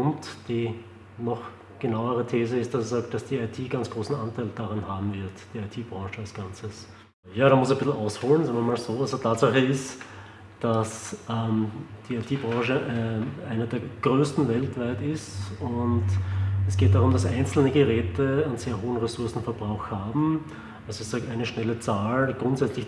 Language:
German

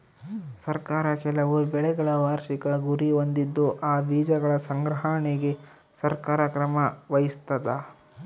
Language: Kannada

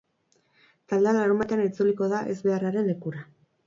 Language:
Basque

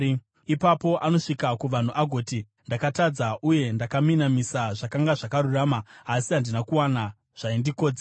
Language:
Shona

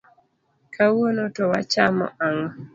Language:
Luo (Kenya and Tanzania)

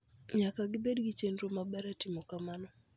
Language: Luo (Kenya and Tanzania)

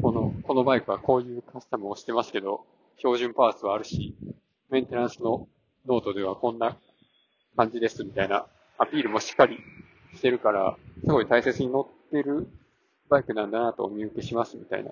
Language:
Japanese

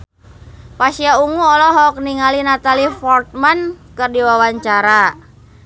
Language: Sundanese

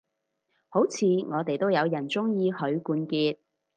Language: Cantonese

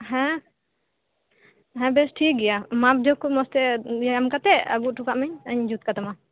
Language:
Santali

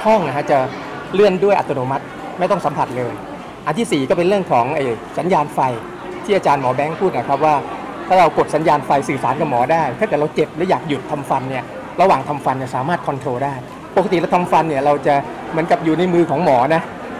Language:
Thai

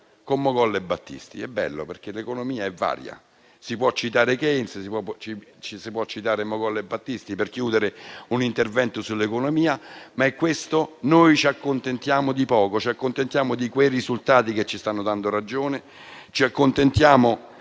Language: Italian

